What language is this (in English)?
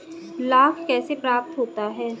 Hindi